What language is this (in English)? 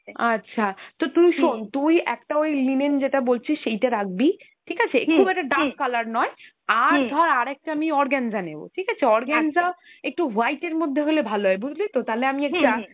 Bangla